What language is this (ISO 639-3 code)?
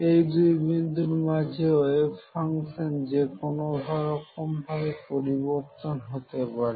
ben